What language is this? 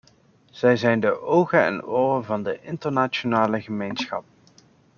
Dutch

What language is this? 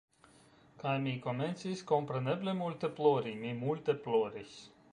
Esperanto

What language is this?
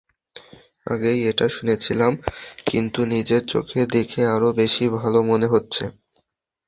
Bangla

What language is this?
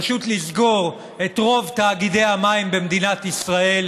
Hebrew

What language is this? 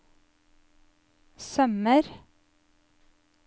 Norwegian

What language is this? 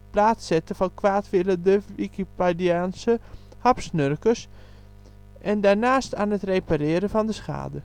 Dutch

